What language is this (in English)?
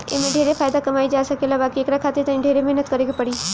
Bhojpuri